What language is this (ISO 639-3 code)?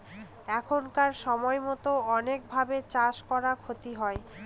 ben